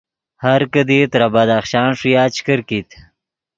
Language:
Yidgha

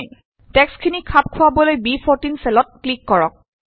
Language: Assamese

